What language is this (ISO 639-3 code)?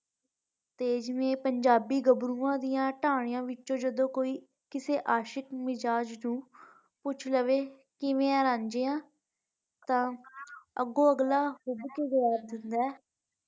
pan